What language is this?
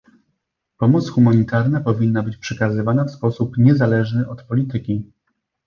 Polish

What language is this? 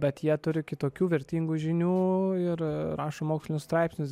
Lithuanian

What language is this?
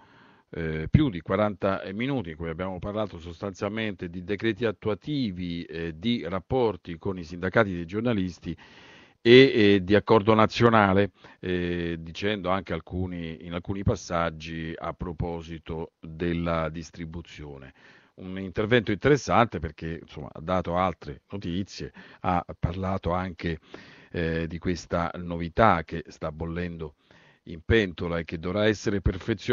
Italian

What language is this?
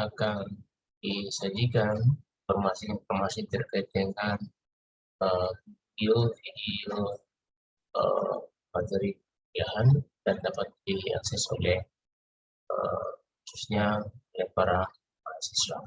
Indonesian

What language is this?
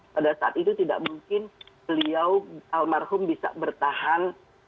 Indonesian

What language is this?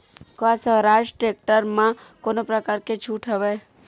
Chhattisgarhi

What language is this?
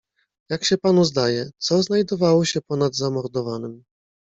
Polish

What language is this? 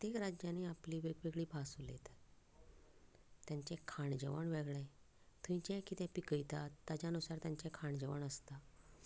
Konkani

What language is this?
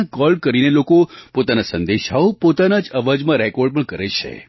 Gujarati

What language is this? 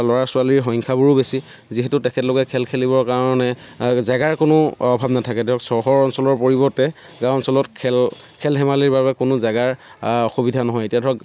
Assamese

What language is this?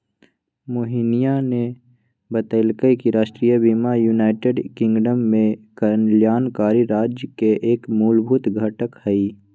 Magahi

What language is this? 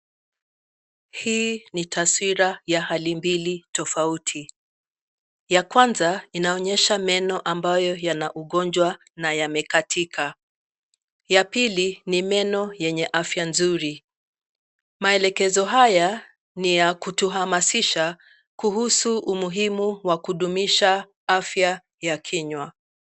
Swahili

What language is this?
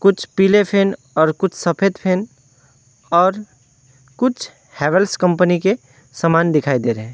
Hindi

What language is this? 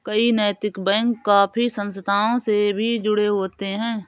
Hindi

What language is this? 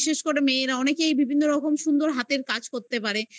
Bangla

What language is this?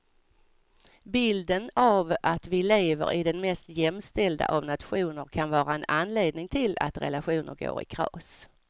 Swedish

